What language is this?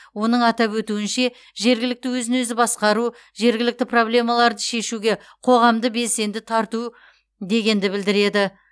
Kazakh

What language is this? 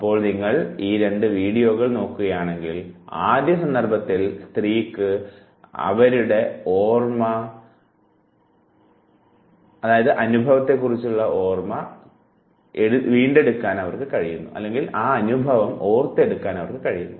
Malayalam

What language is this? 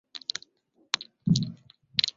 Swahili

